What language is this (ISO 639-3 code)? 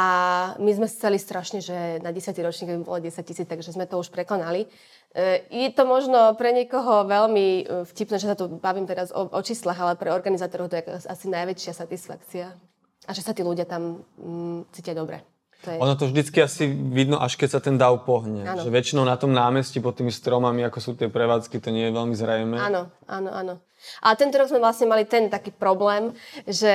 slk